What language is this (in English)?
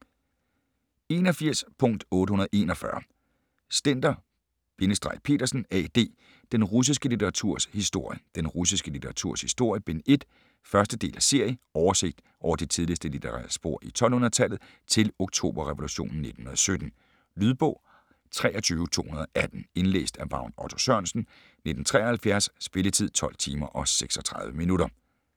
Danish